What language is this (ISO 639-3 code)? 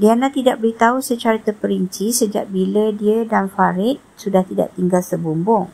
msa